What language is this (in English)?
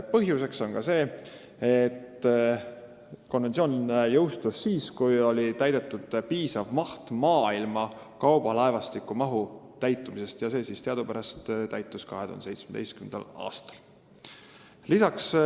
Estonian